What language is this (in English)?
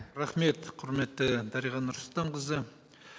Kazakh